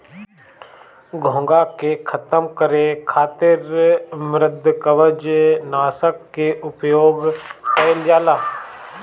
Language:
Bhojpuri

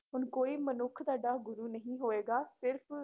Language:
Punjabi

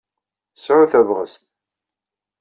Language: Kabyle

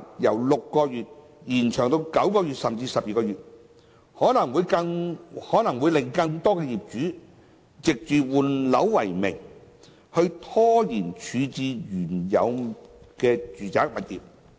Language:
Cantonese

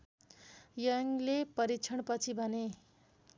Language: Nepali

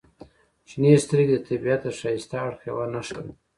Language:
Pashto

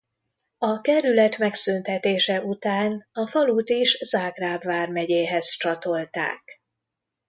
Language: Hungarian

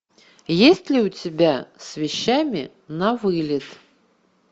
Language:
Russian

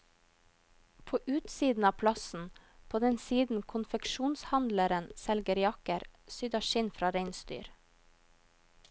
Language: Norwegian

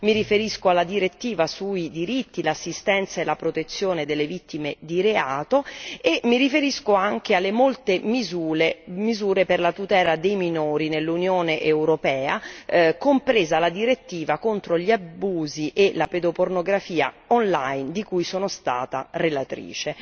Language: Italian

